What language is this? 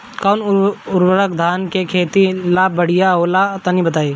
Bhojpuri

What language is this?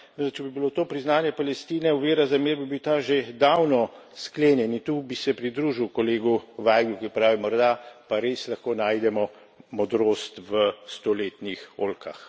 Slovenian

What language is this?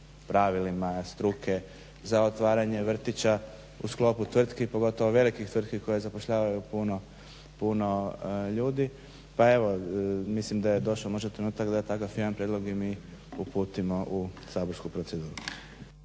Croatian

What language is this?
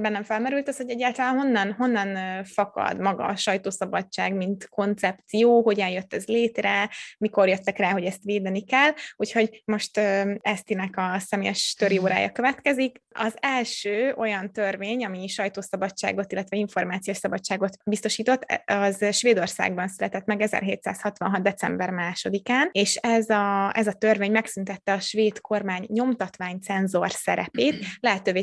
Hungarian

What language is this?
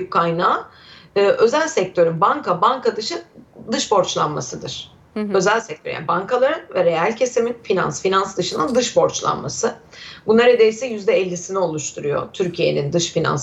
Turkish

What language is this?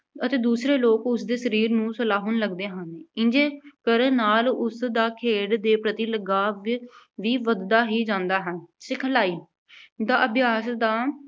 Punjabi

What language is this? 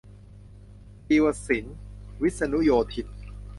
Thai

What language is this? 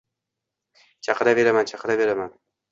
Uzbek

